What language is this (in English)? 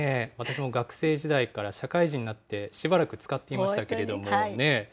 Japanese